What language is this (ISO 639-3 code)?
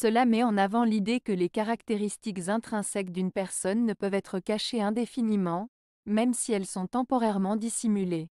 fra